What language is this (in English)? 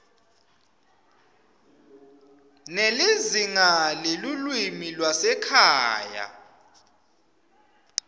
Swati